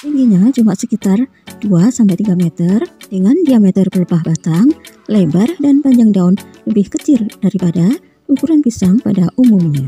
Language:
Indonesian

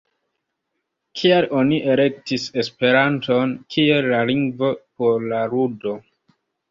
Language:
Esperanto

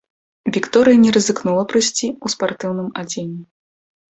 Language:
Belarusian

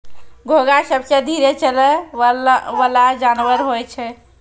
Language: Maithili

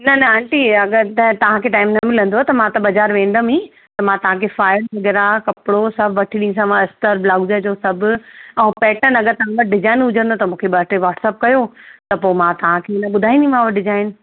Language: Sindhi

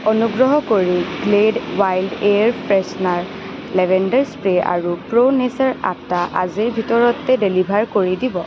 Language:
Assamese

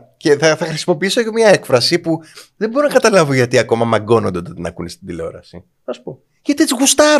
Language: Greek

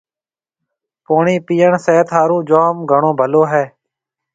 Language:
Marwari (Pakistan)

